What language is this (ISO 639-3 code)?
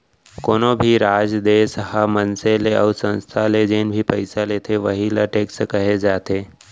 hne